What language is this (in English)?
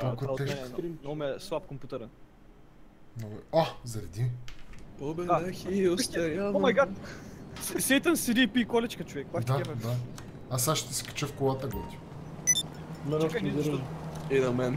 Bulgarian